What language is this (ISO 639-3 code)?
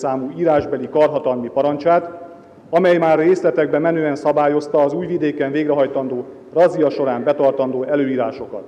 hun